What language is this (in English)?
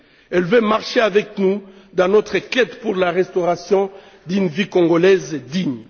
French